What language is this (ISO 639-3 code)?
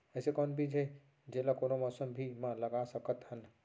hne